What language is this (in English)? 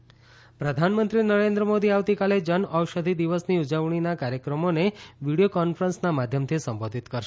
Gujarati